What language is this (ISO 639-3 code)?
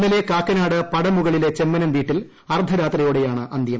mal